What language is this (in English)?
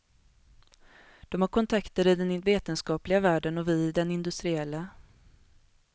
Swedish